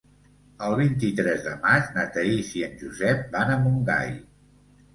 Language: Catalan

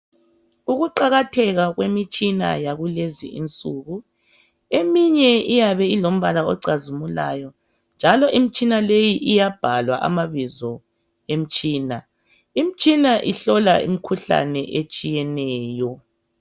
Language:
North Ndebele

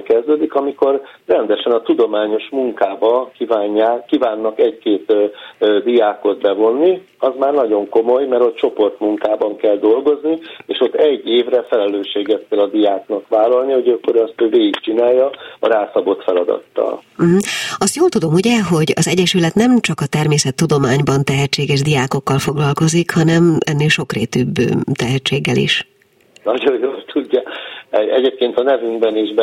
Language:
Hungarian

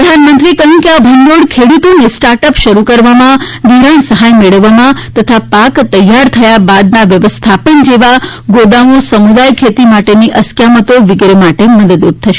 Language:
Gujarati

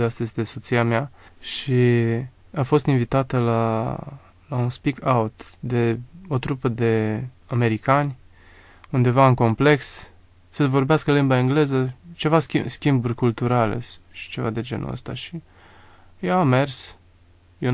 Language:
Romanian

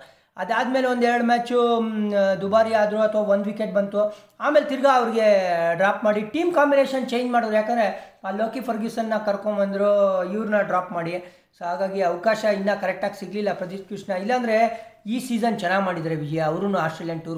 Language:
Kannada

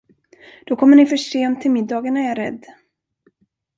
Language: Swedish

